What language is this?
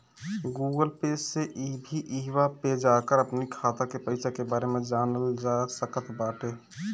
Bhojpuri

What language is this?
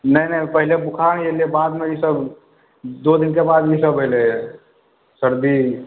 Maithili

